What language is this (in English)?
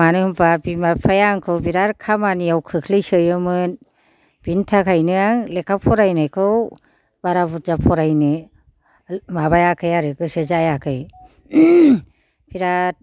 Bodo